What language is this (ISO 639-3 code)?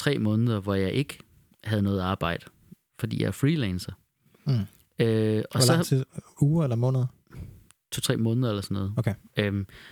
dan